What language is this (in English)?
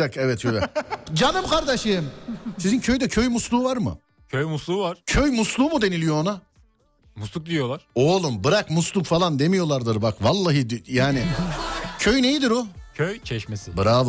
Turkish